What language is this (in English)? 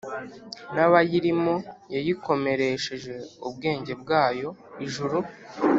Kinyarwanda